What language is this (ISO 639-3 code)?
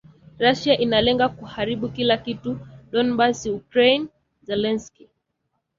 swa